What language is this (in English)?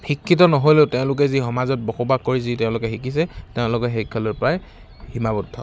Assamese